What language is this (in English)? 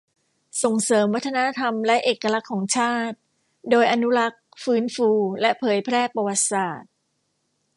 Thai